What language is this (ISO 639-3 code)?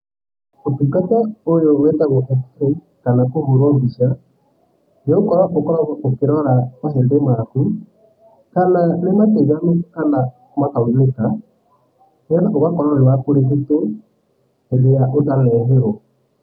kik